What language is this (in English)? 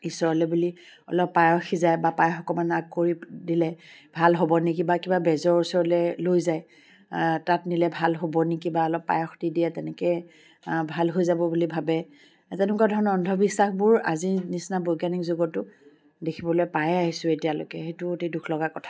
Assamese